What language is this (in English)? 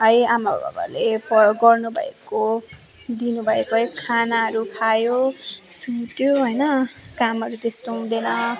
Nepali